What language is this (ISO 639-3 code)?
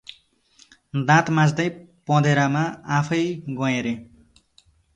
nep